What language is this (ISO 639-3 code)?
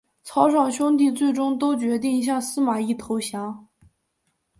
zho